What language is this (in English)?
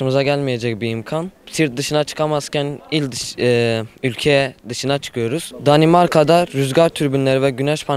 Turkish